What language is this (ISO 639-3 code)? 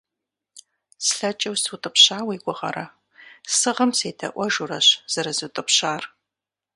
kbd